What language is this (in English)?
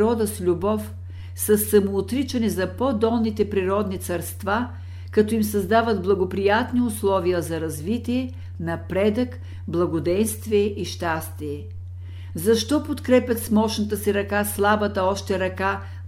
Bulgarian